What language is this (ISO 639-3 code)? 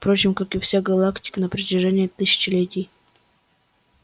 rus